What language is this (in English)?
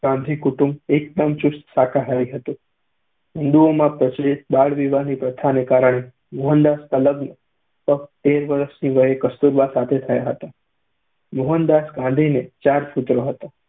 Gujarati